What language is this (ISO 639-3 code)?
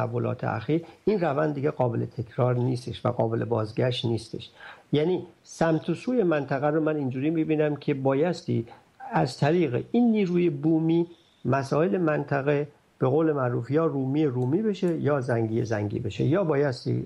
fas